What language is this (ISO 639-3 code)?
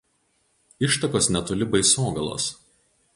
lit